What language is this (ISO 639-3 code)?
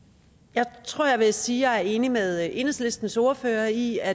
dan